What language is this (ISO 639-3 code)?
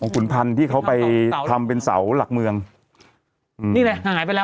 tha